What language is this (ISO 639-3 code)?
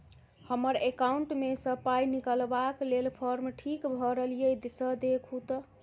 mai